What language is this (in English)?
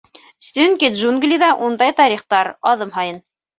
Bashkir